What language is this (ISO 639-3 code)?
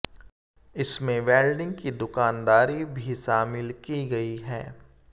hin